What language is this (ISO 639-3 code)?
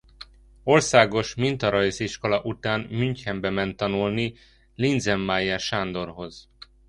hun